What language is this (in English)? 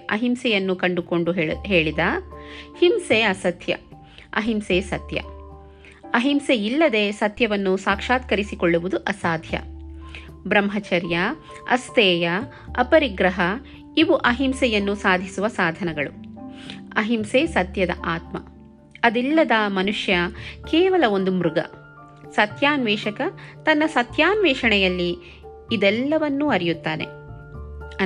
Kannada